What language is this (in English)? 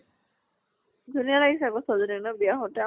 Assamese